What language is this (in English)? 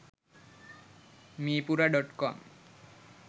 Sinhala